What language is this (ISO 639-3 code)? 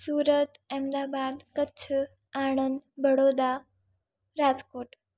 snd